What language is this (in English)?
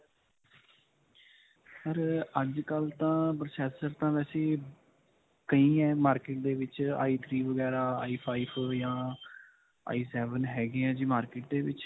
Punjabi